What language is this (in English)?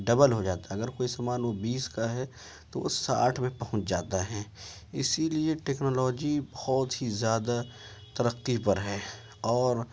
Urdu